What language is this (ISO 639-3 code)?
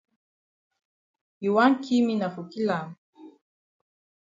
wes